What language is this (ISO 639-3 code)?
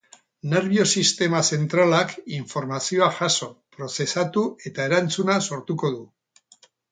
eus